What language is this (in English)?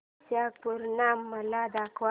Marathi